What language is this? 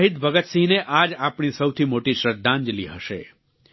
Gujarati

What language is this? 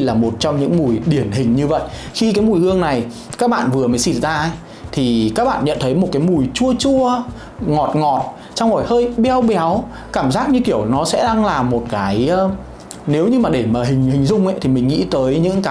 Vietnamese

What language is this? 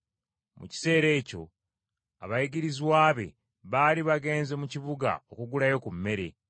Ganda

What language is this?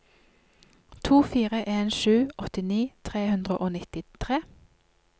Norwegian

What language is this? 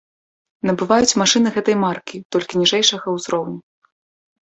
Belarusian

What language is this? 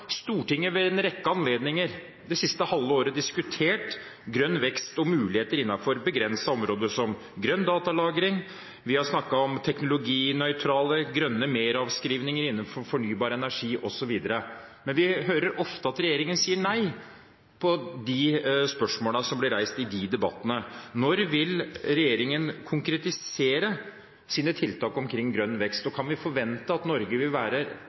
Norwegian Bokmål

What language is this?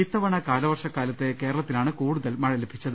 Malayalam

